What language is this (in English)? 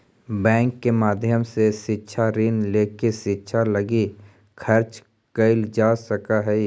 Magahi